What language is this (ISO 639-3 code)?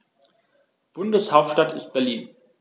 deu